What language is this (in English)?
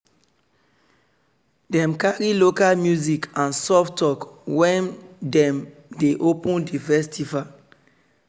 Nigerian Pidgin